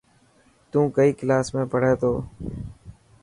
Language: Dhatki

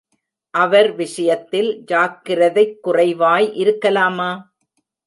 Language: Tamil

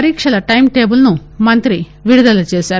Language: Telugu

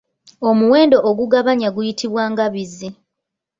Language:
Ganda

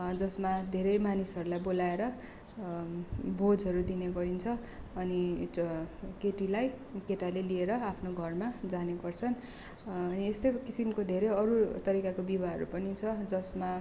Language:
Nepali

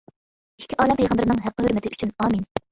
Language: Uyghur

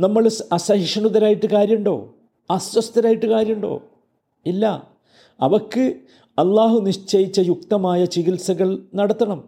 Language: Malayalam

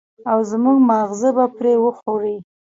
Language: Pashto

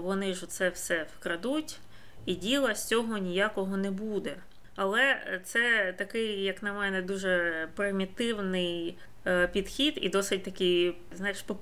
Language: Ukrainian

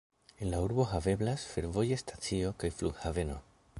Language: Esperanto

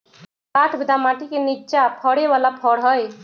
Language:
Magahi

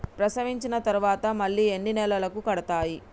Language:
Telugu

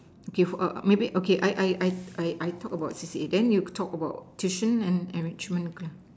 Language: English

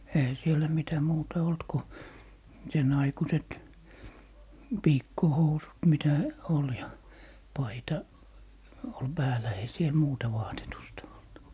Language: Finnish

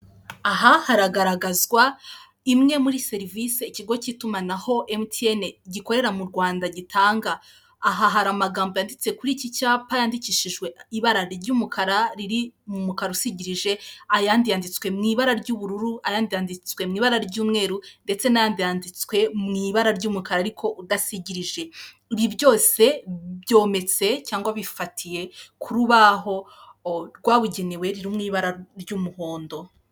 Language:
Kinyarwanda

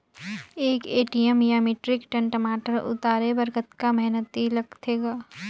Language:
Chhattisgarhi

